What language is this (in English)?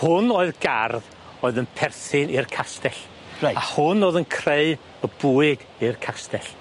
Welsh